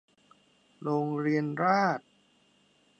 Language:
Thai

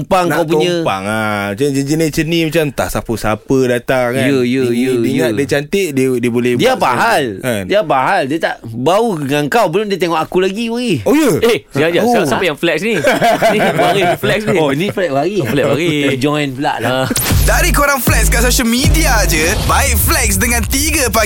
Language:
Malay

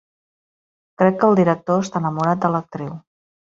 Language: Catalan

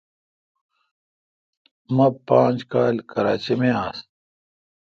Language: Kalkoti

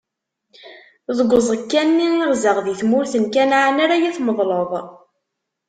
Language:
Kabyle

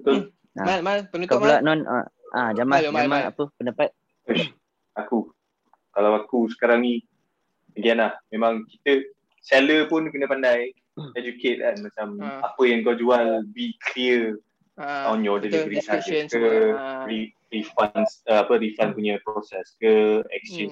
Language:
Malay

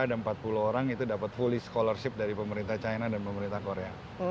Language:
Indonesian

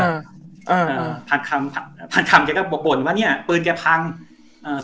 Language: Thai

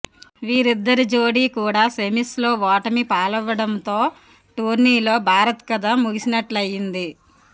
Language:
Telugu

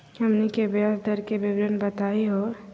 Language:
Magahi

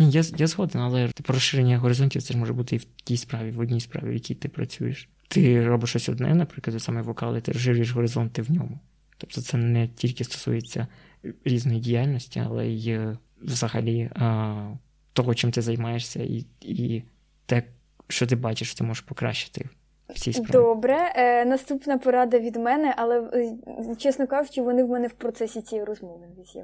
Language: Ukrainian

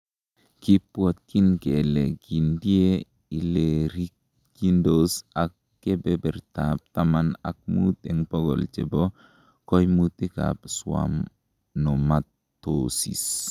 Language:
Kalenjin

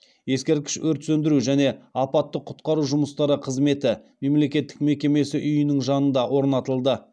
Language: Kazakh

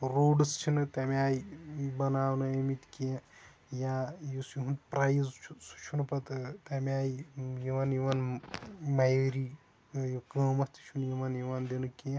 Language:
Kashmiri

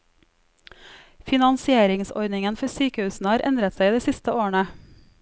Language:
Norwegian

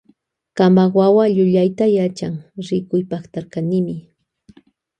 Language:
Loja Highland Quichua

